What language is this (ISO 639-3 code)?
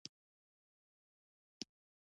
pus